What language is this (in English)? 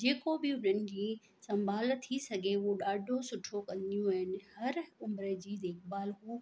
Sindhi